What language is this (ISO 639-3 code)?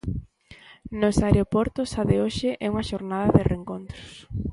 glg